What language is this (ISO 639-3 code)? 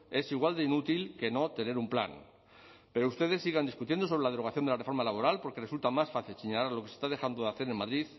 spa